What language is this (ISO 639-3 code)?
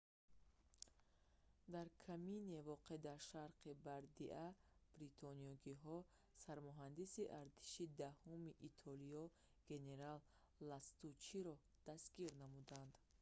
tgk